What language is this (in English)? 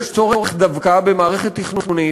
Hebrew